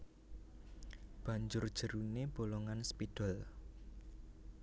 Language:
Javanese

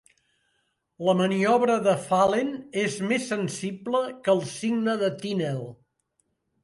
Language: Catalan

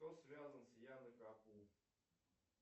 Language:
Russian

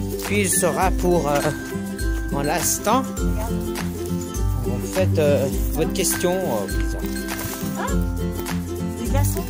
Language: French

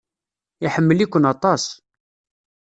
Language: Kabyle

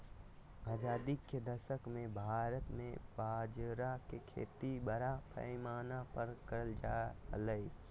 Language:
Magahi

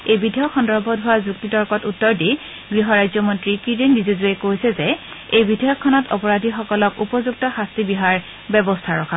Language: Assamese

